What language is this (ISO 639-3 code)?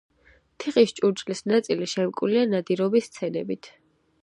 kat